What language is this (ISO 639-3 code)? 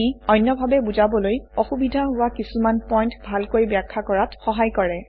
asm